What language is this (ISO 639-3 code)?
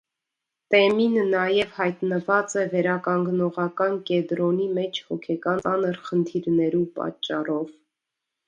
hye